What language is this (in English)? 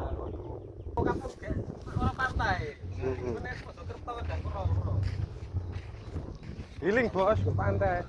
Indonesian